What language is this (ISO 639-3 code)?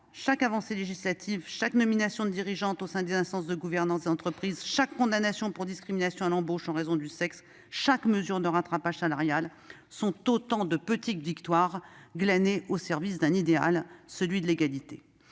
fra